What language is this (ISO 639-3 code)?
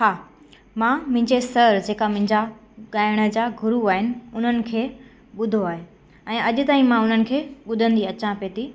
snd